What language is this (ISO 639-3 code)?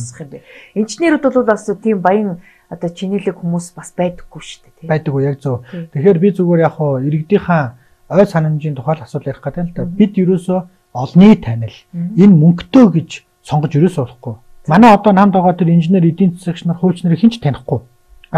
tur